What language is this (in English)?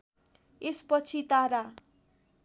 Nepali